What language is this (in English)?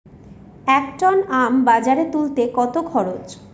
Bangla